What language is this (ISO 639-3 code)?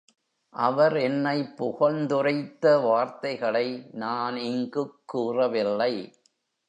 tam